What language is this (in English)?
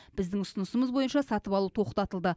Kazakh